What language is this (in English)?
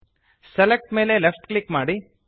Kannada